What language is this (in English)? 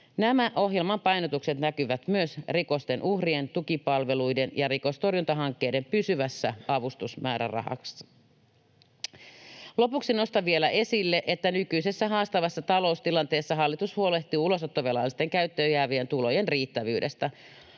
Finnish